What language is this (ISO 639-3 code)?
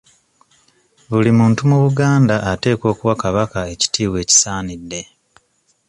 lug